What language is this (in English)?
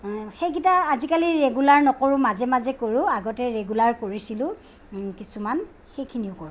Assamese